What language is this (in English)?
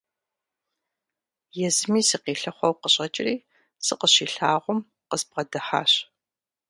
Kabardian